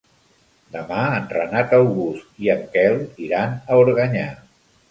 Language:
Catalan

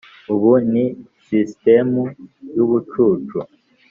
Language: Kinyarwanda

